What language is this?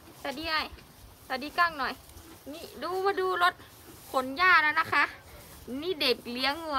Thai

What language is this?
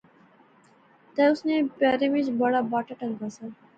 Pahari-Potwari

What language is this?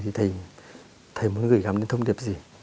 Vietnamese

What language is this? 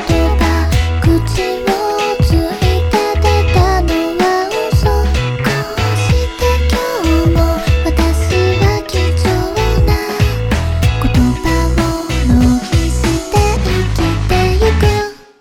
Chinese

